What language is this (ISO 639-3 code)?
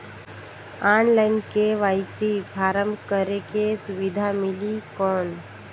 hne